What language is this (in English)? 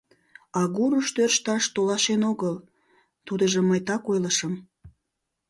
Mari